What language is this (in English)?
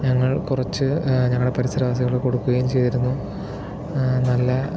Malayalam